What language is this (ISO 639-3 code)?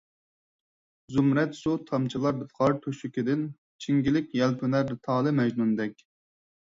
uig